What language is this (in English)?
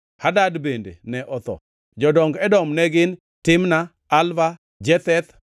Luo (Kenya and Tanzania)